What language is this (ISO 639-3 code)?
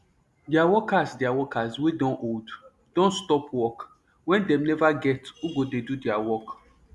pcm